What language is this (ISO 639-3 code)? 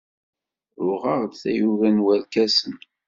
kab